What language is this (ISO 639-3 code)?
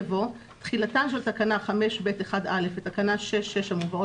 heb